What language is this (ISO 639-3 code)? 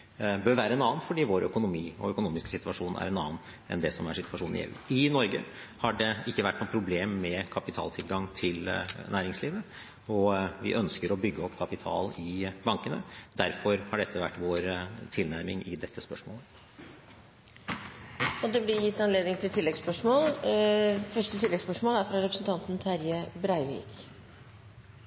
nor